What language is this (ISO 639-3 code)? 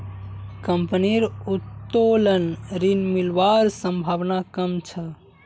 mag